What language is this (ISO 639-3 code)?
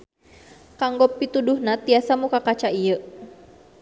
sun